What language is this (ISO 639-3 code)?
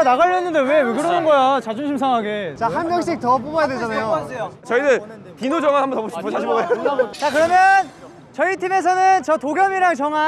kor